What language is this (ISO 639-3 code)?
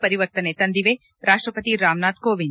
kan